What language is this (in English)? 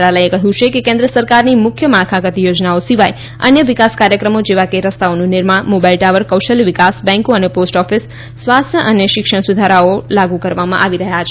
Gujarati